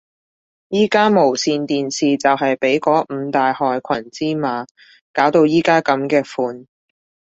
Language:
Cantonese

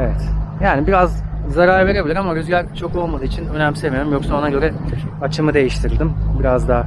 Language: Turkish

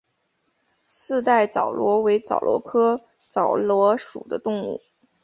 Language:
Chinese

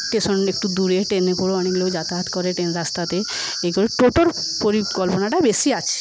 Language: Bangla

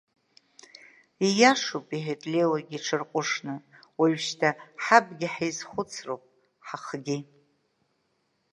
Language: Abkhazian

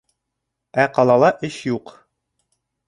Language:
Bashkir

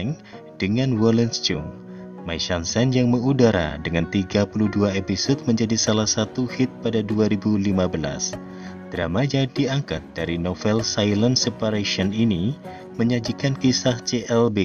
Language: Indonesian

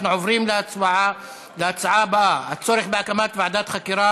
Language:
Hebrew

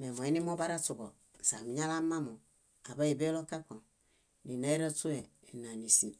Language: Bayot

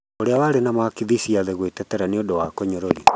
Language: Kikuyu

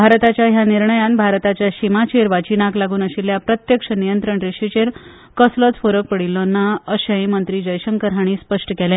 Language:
Konkani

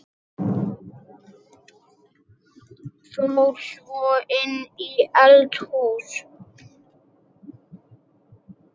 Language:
Icelandic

